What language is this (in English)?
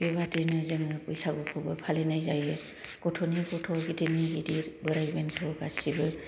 Bodo